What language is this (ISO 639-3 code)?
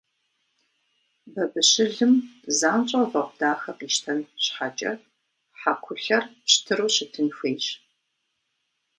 kbd